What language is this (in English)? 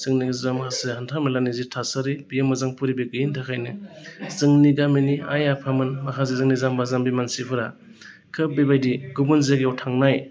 Bodo